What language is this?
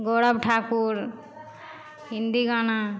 Maithili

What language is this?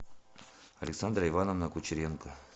Russian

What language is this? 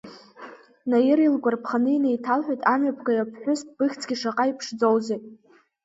Abkhazian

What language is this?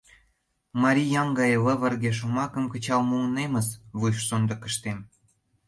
Mari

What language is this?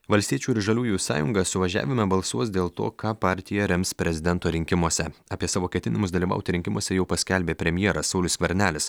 Lithuanian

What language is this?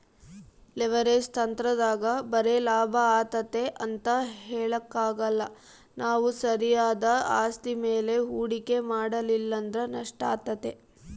Kannada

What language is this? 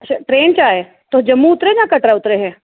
Dogri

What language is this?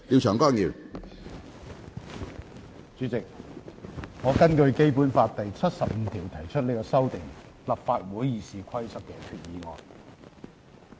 Cantonese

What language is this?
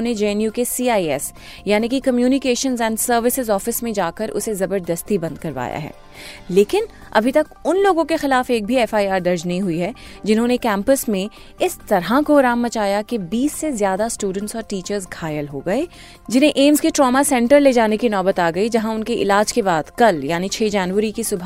Hindi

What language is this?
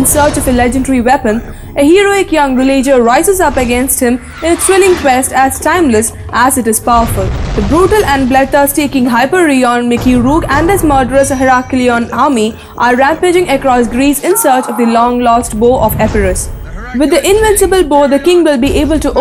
English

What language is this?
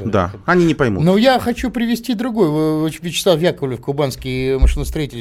Russian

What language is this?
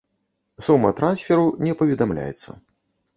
Belarusian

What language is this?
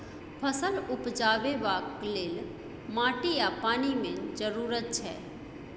Maithili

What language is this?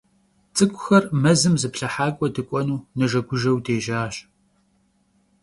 Kabardian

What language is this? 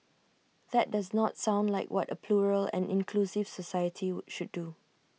English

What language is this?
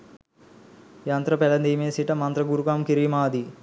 Sinhala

